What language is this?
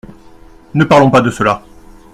French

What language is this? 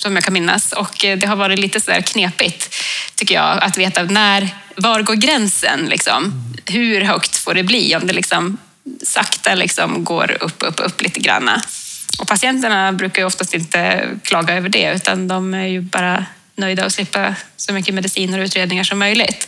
Swedish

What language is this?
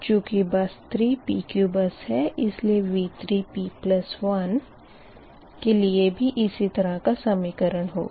Hindi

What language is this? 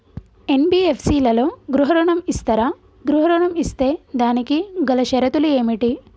Telugu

